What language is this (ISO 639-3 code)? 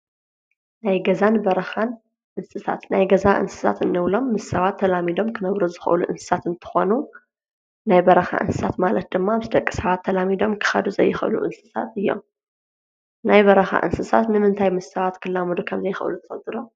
tir